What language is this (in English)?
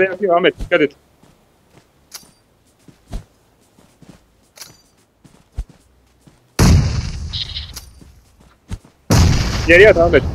Turkish